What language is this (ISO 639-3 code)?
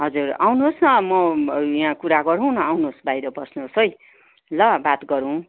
nep